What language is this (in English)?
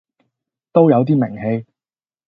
Cantonese